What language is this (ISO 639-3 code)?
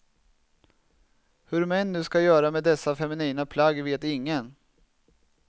swe